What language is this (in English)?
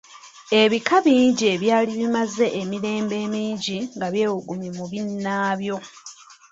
Ganda